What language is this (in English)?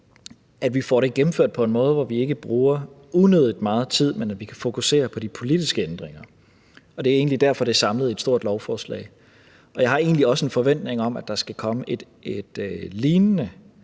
Danish